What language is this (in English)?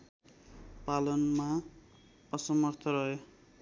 Nepali